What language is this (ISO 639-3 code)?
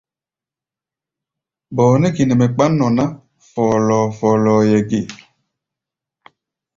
gba